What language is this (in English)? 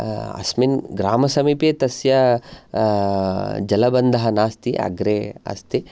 Sanskrit